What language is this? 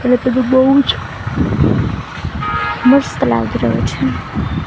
Gujarati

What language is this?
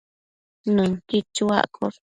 Matsés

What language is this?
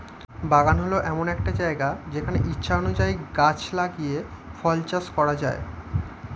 Bangla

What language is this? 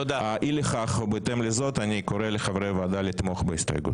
Hebrew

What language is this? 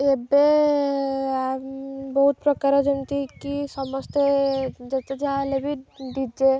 Odia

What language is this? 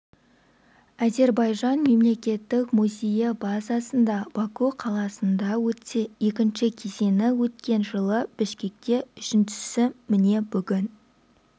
Kazakh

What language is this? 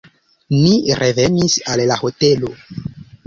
Esperanto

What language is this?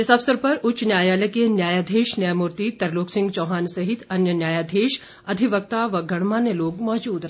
Hindi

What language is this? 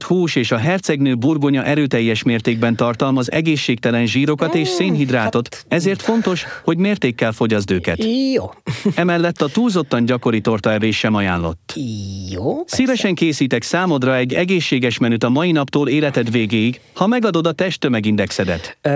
Hungarian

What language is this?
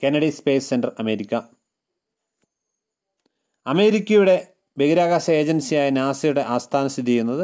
Malayalam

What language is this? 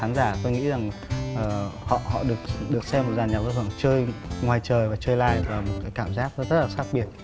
Vietnamese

